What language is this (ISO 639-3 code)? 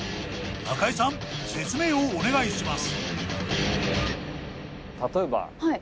jpn